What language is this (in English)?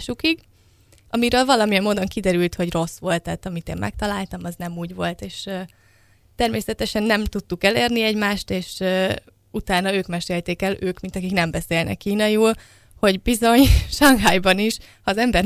Hungarian